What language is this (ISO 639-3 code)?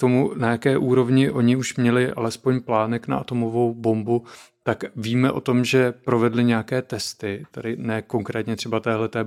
ces